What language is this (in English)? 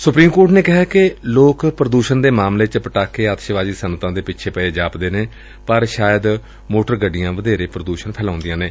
Punjabi